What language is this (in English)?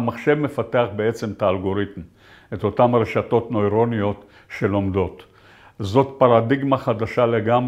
Hebrew